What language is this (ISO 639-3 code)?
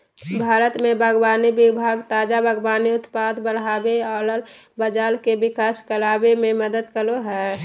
mag